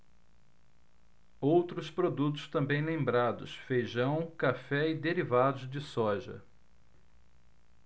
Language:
Portuguese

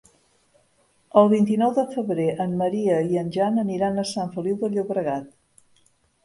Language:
Catalan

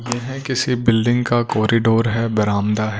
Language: Hindi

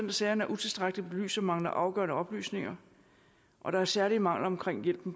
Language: Danish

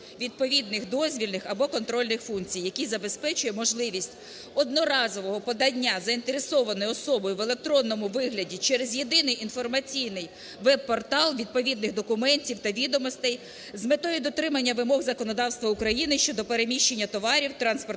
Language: Ukrainian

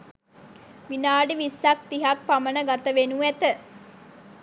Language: Sinhala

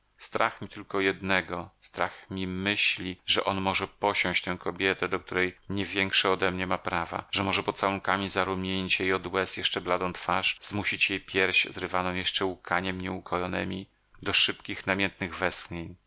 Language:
Polish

